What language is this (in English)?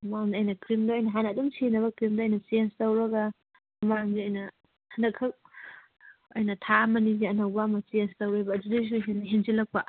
Manipuri